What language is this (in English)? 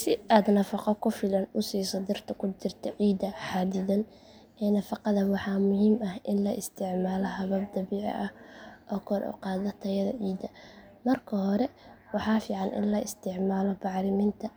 Somali